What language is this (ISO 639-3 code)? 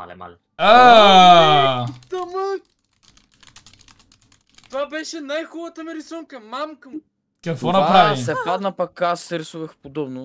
bul